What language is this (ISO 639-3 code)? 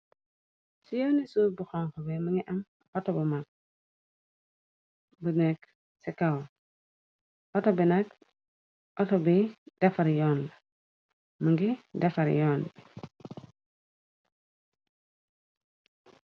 wol